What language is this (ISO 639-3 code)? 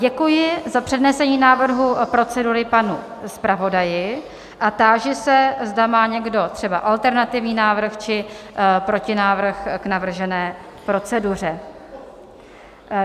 ces